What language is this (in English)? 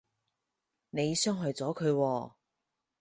Cantonese